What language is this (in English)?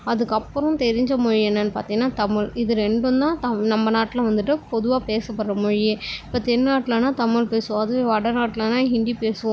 Tamil